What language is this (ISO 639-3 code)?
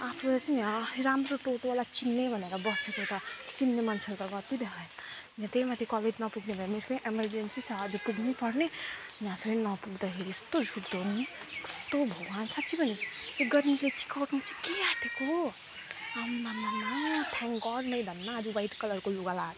nep